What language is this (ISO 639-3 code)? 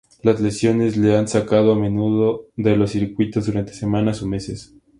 spa